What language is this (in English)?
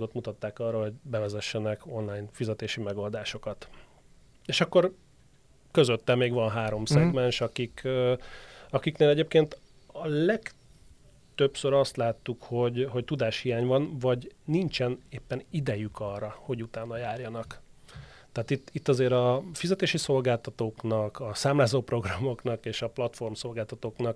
Hungarian